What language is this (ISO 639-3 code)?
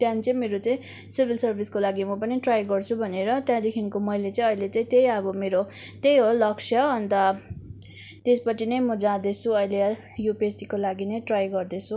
nep